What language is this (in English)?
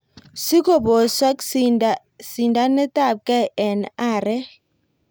Kalenjin